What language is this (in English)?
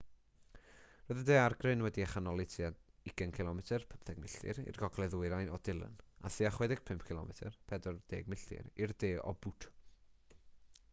Welsh